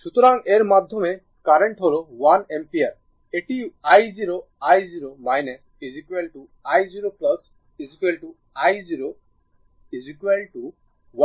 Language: Bangla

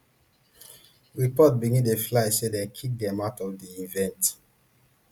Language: Nigerian Pidgin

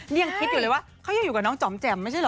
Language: Thai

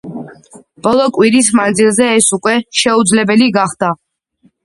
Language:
Georgian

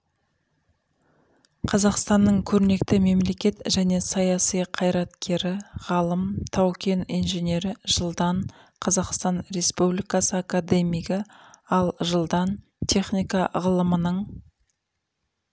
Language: Kazakh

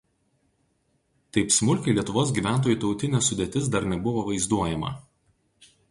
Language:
Lithuanian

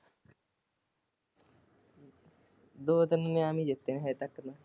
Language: Punjabi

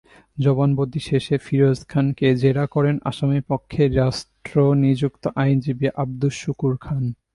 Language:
Bangla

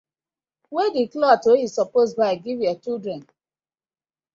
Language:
Nigerian Pidgin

